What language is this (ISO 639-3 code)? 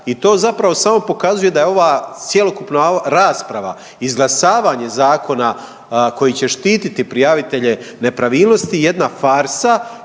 hrv